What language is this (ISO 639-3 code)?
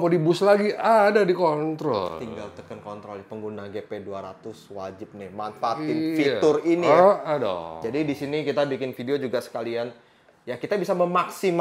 ind